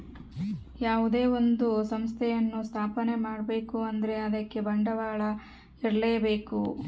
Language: Kannada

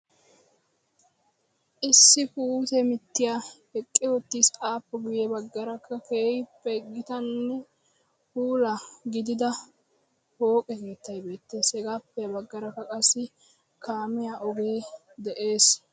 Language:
Wolaytta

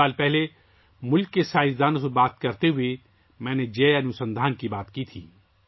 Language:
Urdu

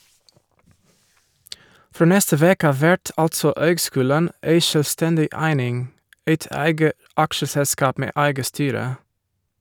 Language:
Norwegian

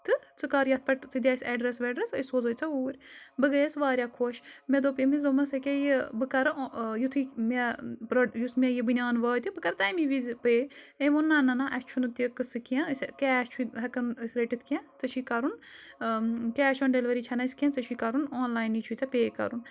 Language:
Kashmiri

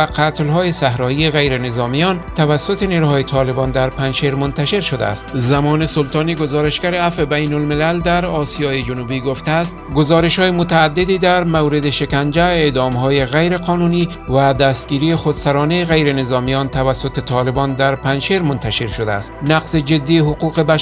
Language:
Persian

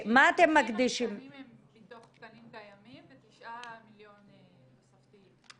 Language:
Hebrew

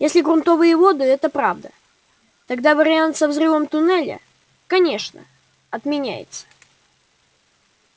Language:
Russian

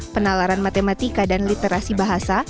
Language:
Indonesian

